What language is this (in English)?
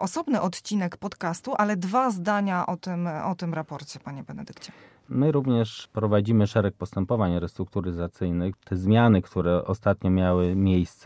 Polish